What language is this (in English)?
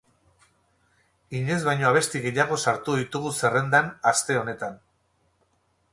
Basque